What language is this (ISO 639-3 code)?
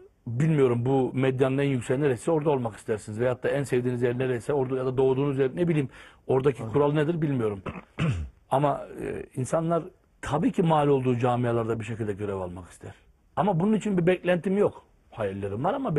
tur